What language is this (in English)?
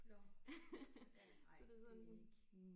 Danish